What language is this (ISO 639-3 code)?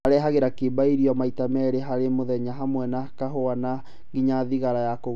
kik